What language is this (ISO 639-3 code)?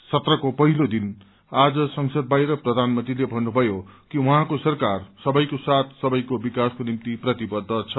nep